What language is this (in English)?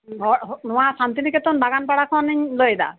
Santali